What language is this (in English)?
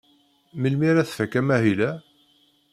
Kabyle